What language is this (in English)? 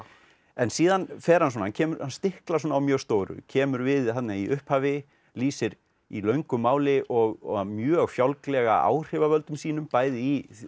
Icelandic